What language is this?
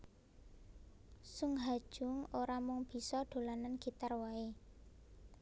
Javanese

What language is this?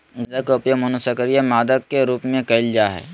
Magahi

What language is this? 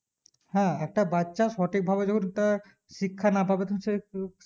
Bangla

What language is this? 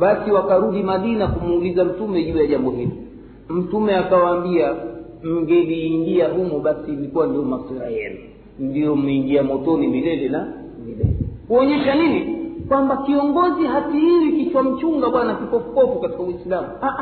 Swahili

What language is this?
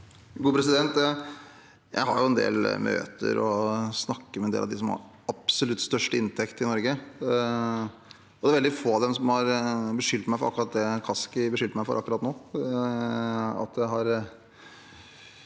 Norwegian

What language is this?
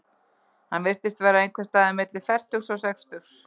Icelandic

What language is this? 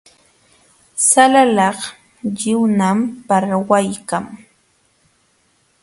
Jauja Wanca Quechua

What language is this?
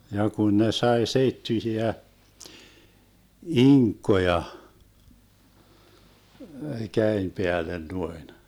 Finnish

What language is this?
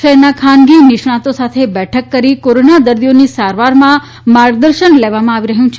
Gujarati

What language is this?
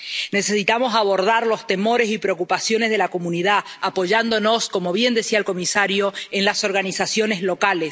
Spanish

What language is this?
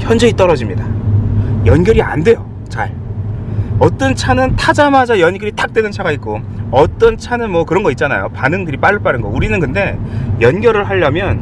Korean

